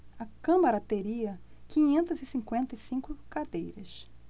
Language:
Portuguese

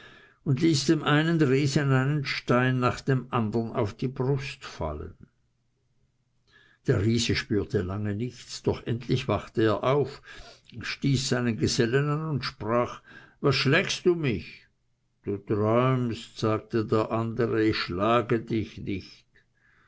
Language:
German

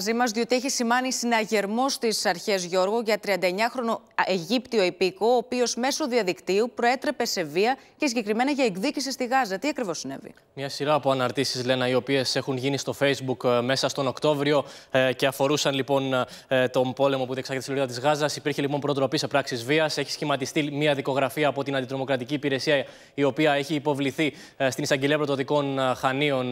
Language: Greek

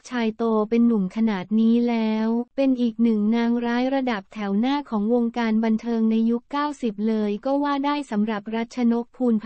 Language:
Thai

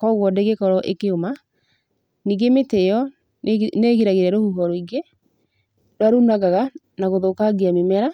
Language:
Kikuyu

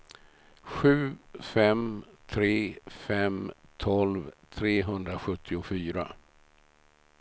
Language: Swedish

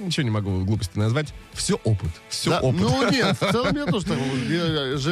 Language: Russian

